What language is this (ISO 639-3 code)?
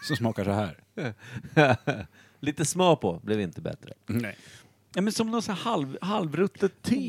swe